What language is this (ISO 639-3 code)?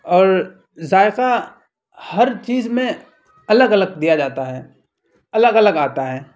urd